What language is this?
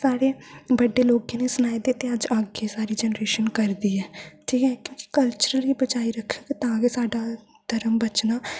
Dogri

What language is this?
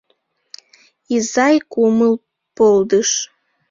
Mari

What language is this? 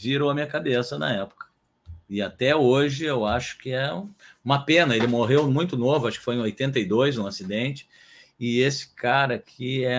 Portuguese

